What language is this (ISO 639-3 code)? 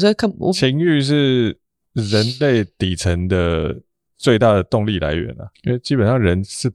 zho